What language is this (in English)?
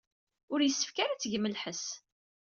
Kabyle